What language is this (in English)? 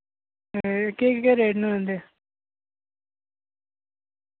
Dogri